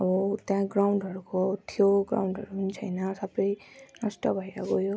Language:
Nepali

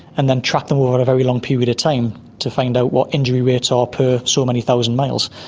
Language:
English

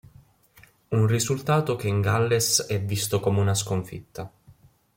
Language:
Italian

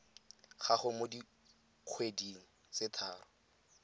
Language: Tswana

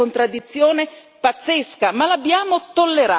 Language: Italian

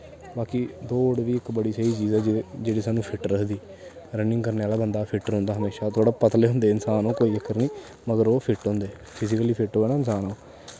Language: Dogri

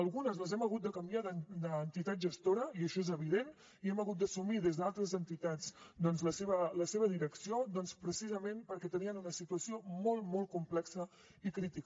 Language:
Catalan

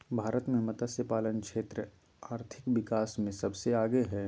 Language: Magahi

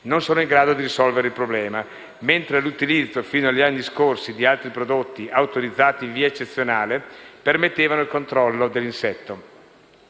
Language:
Italian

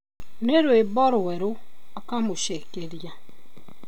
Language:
Kikuyu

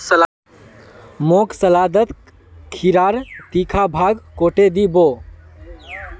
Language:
Magahi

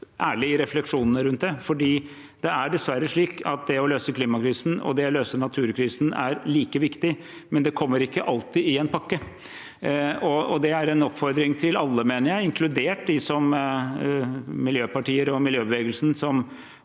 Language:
Norwegian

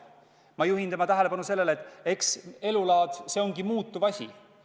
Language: Estonian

